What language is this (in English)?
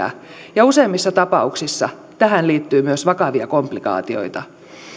Finnish